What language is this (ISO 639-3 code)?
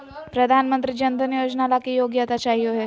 mag